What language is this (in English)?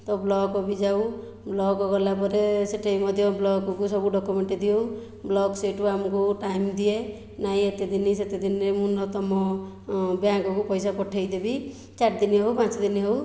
Odia